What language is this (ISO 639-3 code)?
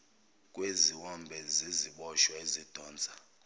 zul